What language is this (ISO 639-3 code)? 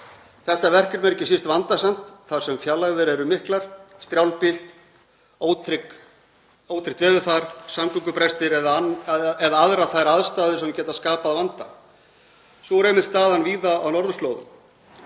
isl